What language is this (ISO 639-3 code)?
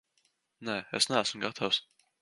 lav